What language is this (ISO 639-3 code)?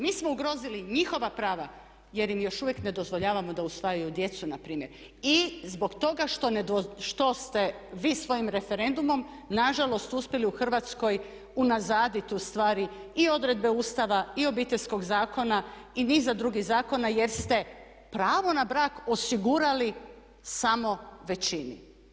hrv